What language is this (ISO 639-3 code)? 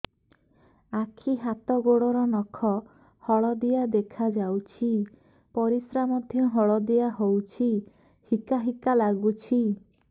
ori